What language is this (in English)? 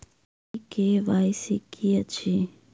Maithili